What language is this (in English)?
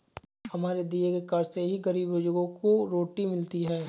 Hindi